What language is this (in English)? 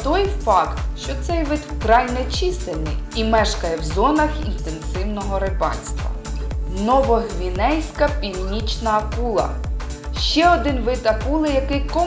Ukrainian